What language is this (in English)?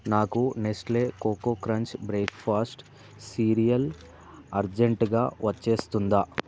Telugu